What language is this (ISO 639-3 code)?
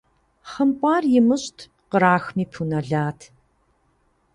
kbd